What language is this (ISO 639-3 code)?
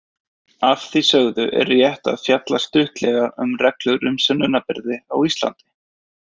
isl